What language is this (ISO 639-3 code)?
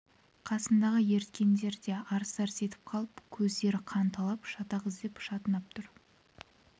kaz